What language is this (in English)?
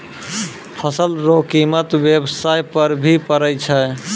Maithili